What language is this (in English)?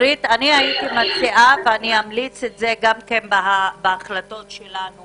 Hebrew